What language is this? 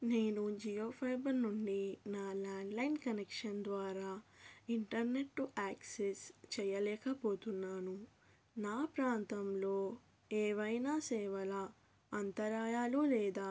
Telugu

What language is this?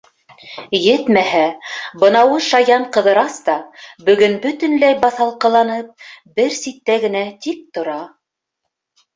Bashkir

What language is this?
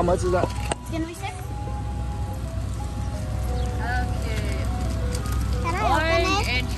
Vietnamese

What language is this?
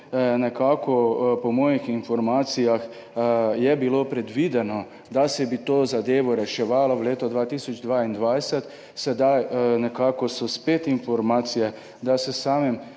Slovenian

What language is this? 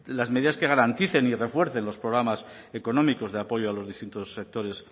Spanish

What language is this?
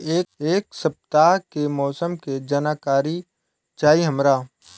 Bhojpuri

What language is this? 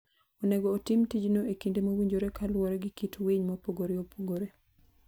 Luo (Kenya and Tanzania)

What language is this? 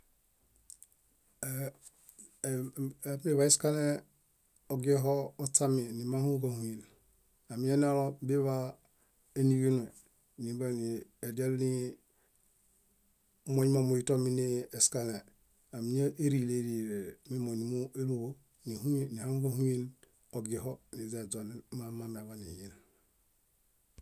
Bayot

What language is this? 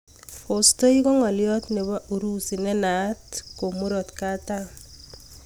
Kalenjin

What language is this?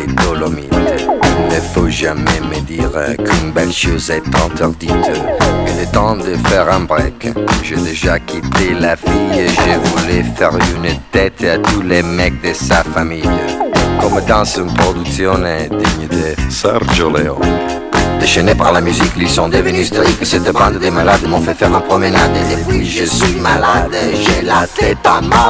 French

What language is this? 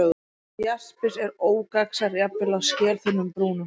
Icelandic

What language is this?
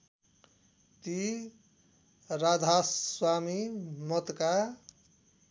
Nepali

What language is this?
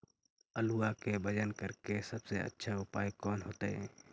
Magahi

